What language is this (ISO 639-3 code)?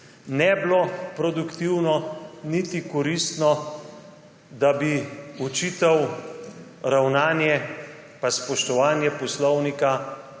slv